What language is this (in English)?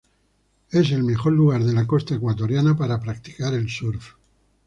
Spanish